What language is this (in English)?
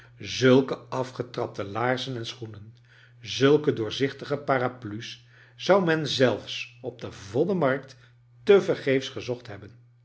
Dutch